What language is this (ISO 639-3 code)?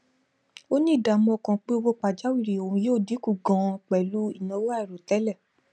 yor